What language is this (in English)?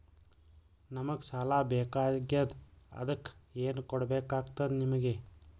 Kannada